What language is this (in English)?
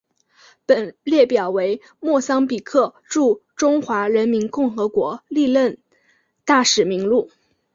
Chinese